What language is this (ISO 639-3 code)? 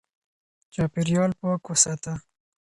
pus